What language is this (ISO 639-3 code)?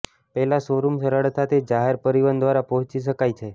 guj